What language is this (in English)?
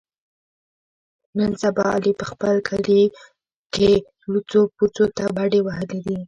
Pashto